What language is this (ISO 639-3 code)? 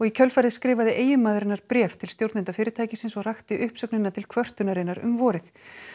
isl